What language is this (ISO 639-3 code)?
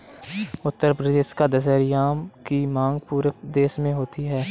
hin